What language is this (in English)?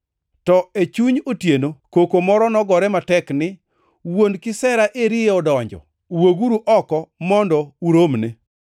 Luo (Kenya and Tanzania)